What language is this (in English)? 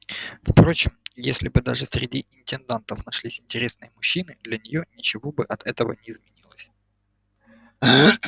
Russian